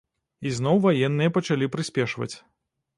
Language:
Belarusian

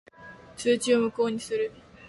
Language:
Japanese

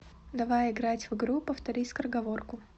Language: Russian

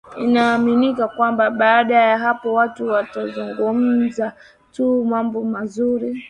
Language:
Swahili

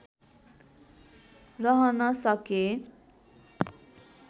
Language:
Nepali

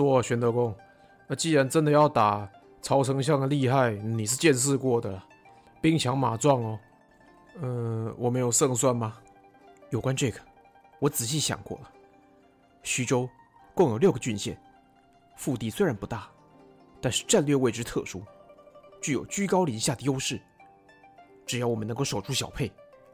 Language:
Chinese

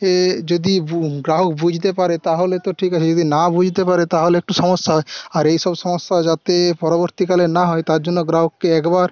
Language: Bangla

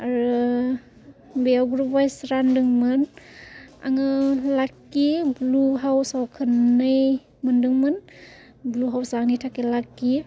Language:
Bodo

